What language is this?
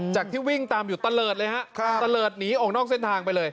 Thai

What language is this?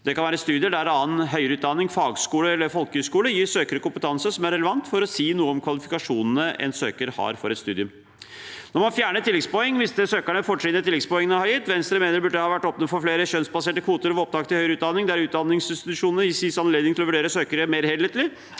Norwegian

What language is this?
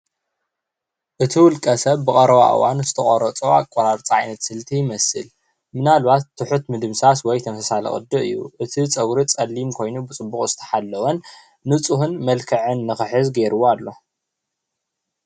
Tigrinya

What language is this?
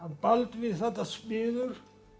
Icelandic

